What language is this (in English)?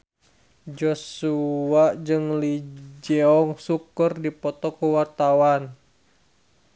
Sundanese